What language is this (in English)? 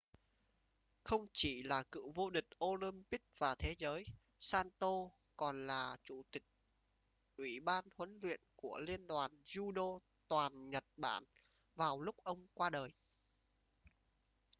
Vietnamese